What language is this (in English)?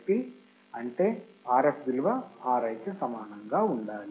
Telugu